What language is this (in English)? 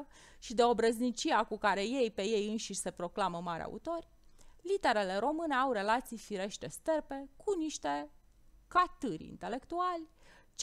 Romanian